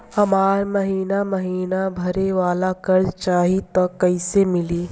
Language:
Bhojpuri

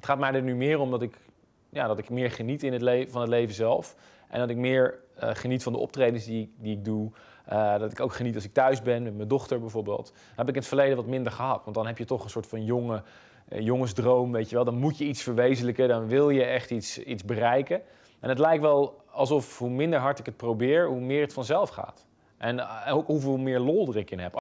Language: Dutch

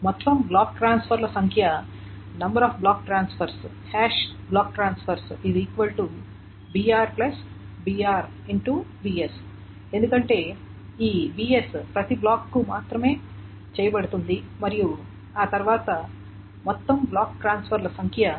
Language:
Telugu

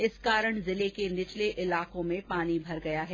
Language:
Hindi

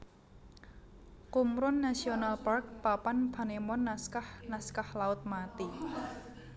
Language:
Javanese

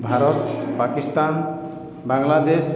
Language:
Odia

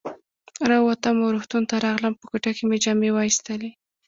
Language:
Pashto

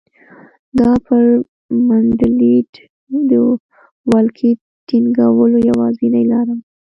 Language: Pashto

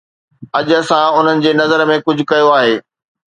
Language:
Sindhi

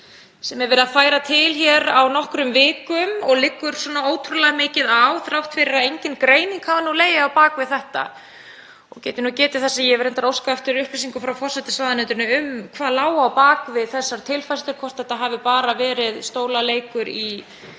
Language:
Icelandic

